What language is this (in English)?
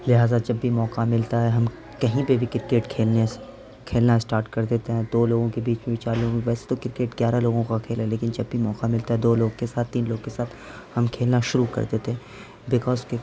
Urdu